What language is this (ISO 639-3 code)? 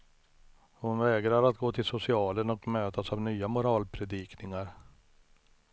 swe